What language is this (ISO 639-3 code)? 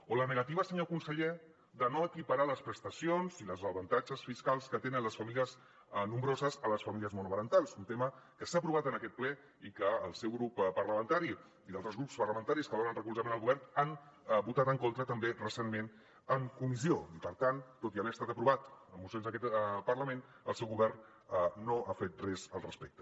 cat